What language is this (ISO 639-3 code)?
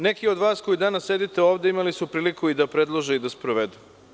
srp